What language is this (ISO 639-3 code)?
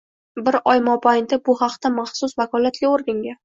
uzb